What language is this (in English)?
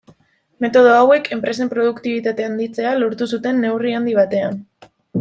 Basque